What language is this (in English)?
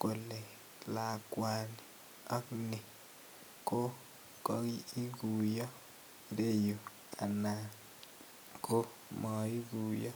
Kalenjin